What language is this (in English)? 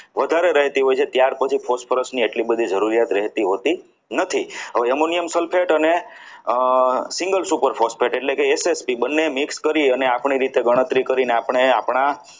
Gujarati